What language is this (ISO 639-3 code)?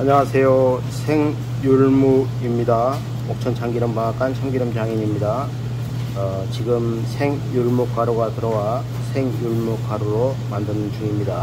kor